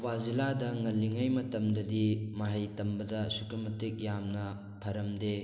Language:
Manipuri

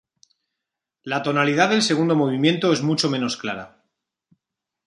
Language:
Spanish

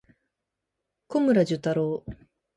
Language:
Japanese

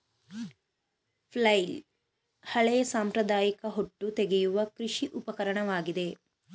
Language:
Kannada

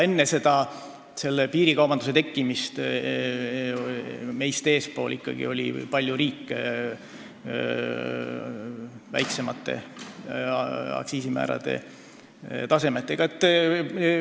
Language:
Estonian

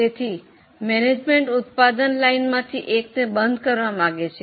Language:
Gujarati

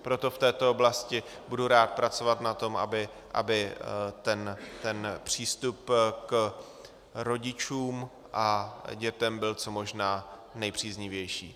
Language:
Czech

